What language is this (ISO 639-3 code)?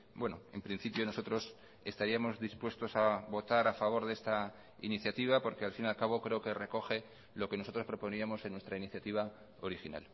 spa